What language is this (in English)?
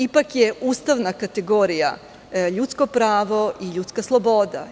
Serbian